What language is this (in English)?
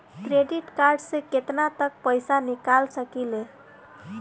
Bhojpuri